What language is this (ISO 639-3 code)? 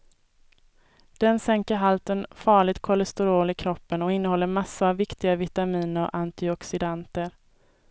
swe